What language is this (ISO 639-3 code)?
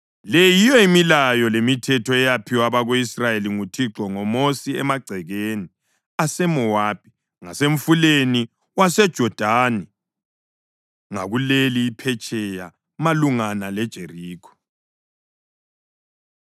nde